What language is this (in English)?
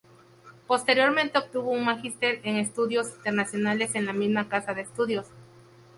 Spanish